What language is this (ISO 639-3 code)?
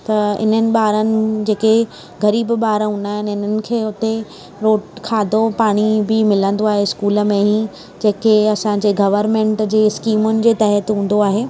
snd